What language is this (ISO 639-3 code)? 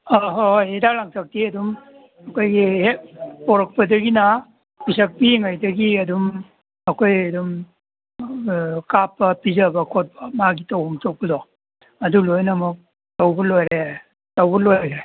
mni